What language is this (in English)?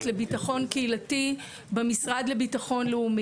Hebrew